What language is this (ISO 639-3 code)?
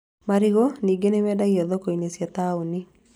kik